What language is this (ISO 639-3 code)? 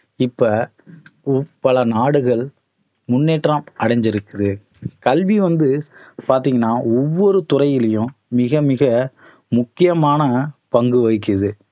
tam